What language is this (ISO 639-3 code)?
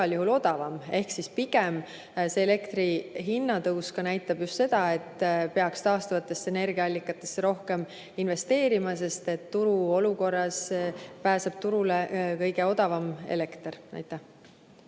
est